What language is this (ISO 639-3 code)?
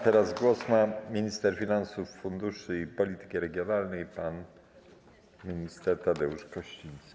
pol